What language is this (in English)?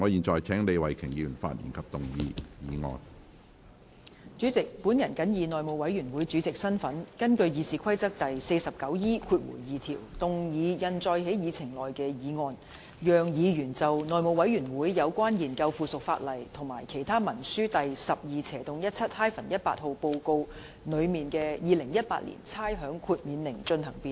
Cantonese